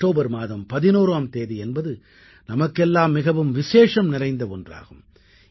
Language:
Tamil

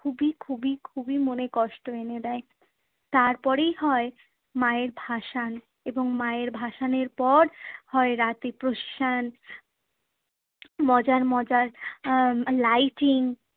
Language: Bangla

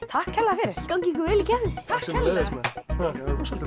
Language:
Icelandic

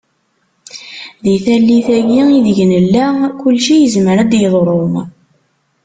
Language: Kabyle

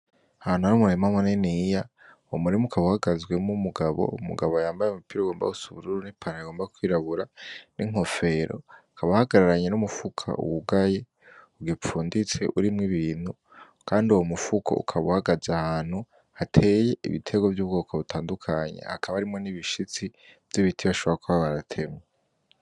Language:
Rundi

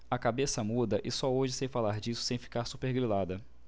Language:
Portuguese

